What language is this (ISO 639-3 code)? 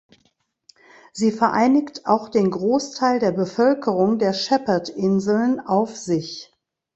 deu